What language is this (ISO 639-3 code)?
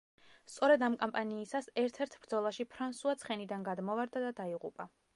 kat